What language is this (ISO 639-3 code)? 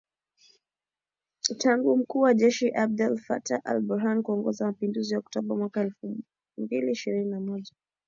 swa